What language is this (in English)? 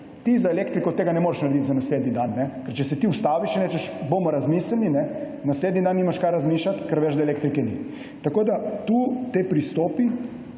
Slovenian